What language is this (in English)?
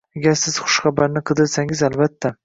Uzbek